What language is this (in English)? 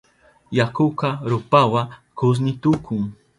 Southern Pastaza Quechua